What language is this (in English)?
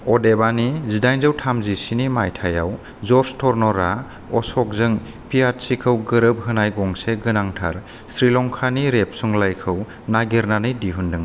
Bodo